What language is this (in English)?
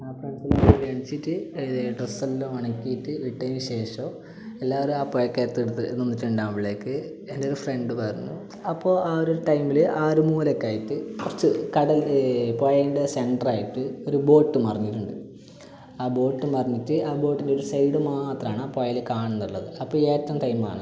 Malayalam